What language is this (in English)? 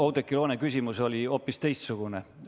Estonian